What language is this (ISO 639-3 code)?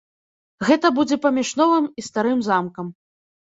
bel